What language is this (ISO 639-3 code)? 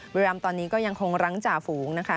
tha